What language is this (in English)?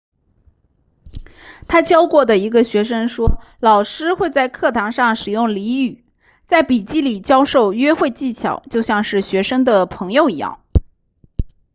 Chinese